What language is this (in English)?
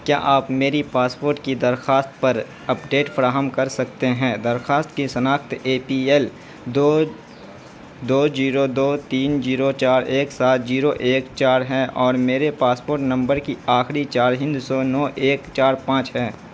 Urdu